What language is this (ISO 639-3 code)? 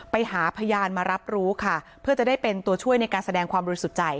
tha